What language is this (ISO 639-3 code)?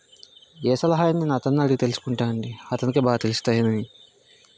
tel